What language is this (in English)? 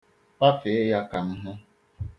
Igbo